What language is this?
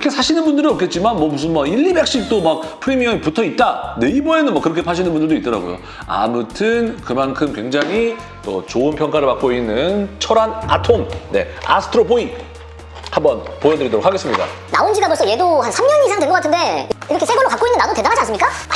Korean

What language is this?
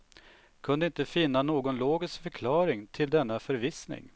Swedish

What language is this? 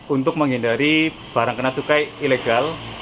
Indonesian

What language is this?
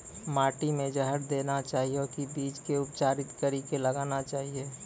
Maithili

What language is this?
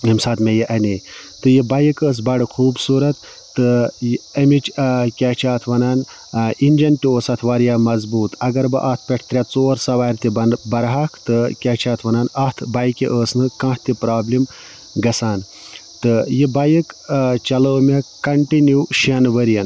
Kashmiri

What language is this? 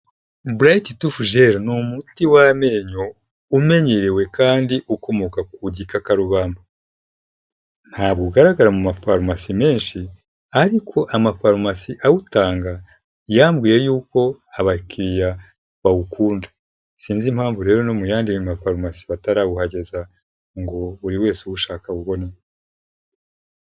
Kinyarwanda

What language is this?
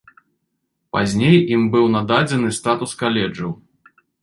Belarusian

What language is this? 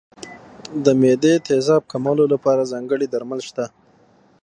Pashto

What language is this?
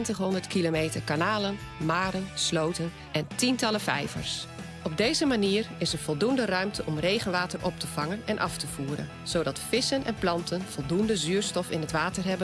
Dutch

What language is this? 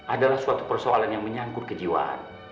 Indonesian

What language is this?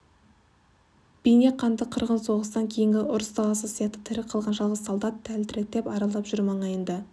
Kazakh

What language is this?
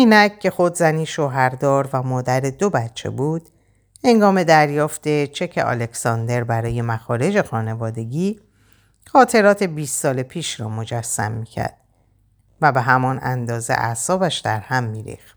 Persian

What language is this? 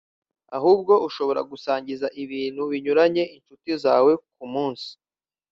Kinyarwanda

